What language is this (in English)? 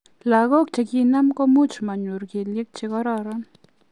Kalenjin